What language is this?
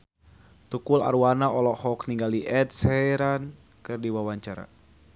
Sundanese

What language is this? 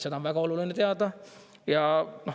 Estonian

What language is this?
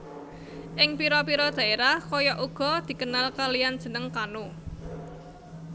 Javanese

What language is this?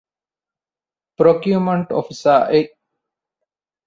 Divehi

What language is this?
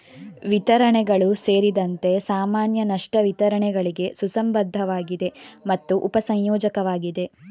Kannada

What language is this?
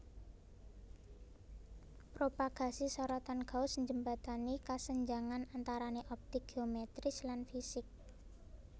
Javanese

